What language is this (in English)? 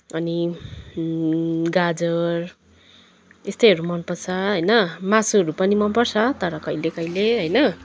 Nepali